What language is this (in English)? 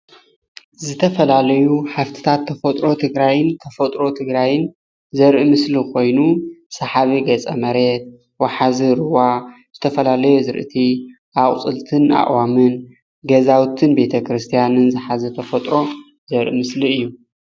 Tigrinya